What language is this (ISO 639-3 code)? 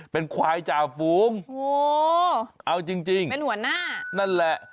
tha